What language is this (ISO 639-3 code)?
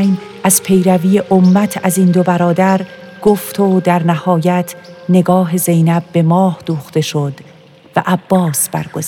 fas